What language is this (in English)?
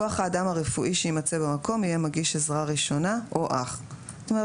Hebrew